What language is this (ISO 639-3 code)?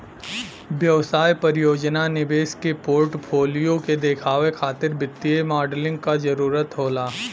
bho